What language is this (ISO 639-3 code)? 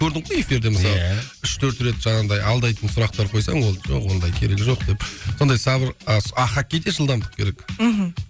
kaz